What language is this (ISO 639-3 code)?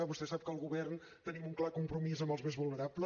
cat